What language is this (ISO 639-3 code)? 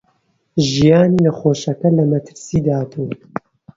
ckb